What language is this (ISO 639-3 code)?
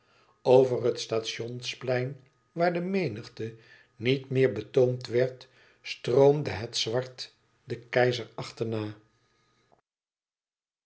nld